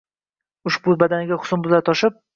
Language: Uzbek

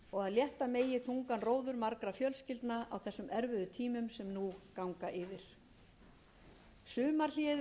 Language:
Icelandic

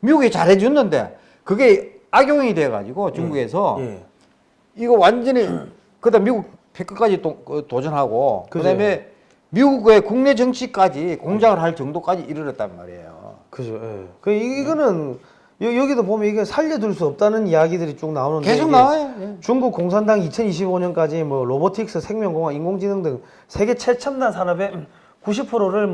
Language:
Korean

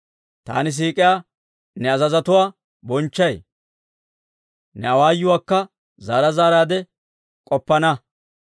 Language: Dawro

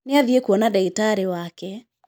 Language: Kikuyu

